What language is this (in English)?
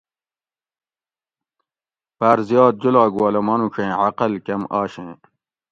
Gawri